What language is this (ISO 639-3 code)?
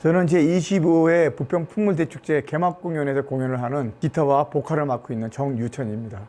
kor